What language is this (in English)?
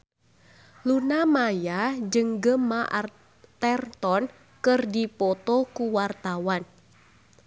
Sundanese